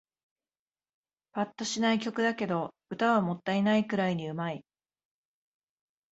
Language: Japanese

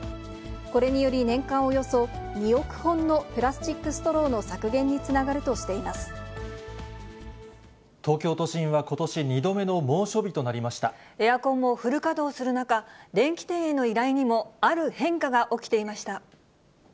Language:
Japanese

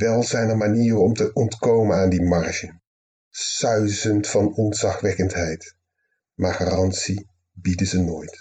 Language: Dutch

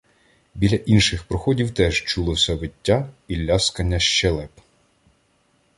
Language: Ukrainian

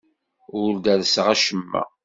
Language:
Kabyle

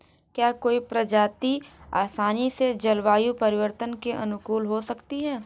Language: Hindi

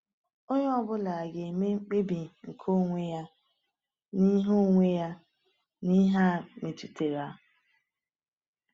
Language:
Igbo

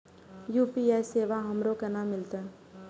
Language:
Maithili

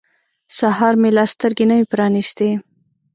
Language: Pashto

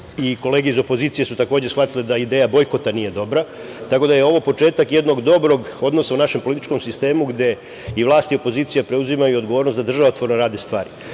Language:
Serbian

